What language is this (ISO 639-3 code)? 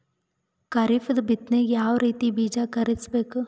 kan